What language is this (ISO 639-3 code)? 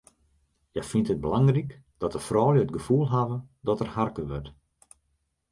fry